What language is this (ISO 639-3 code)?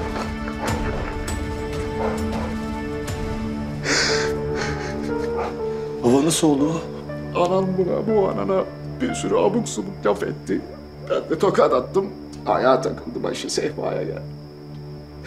tur